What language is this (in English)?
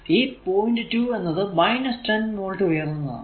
Malayalam